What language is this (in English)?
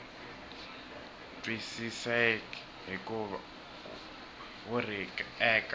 Tsonga